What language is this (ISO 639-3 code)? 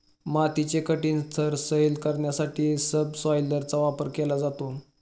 mar